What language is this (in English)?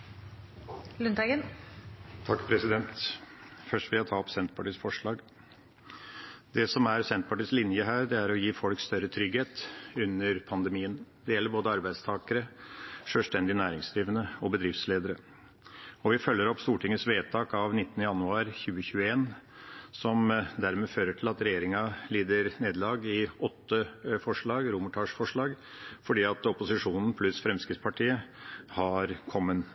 Norwegian Bokmål